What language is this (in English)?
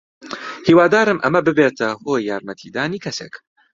Central Kurdish